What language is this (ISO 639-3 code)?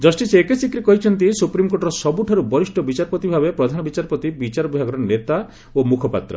ori